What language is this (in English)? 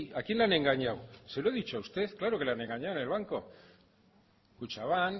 Spanish